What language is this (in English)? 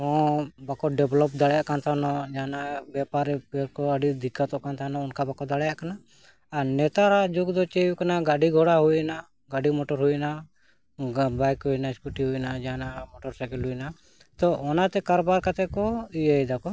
Santali